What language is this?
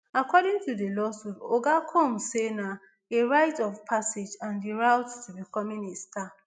Nigerian Pidgin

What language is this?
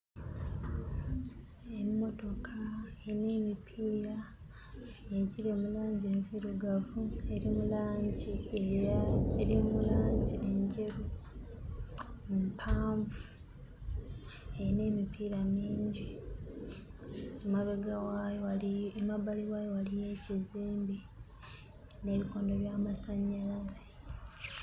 Ganda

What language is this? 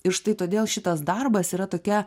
Lithuanian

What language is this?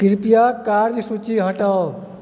Maithili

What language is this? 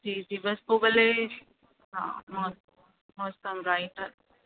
Sindhi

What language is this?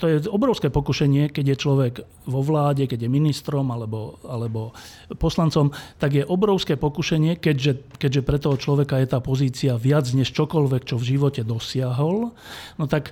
Slovak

